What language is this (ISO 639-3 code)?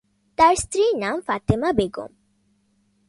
ben